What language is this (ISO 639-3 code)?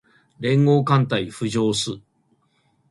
jpn